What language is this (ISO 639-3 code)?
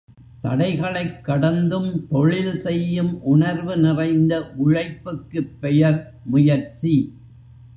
tam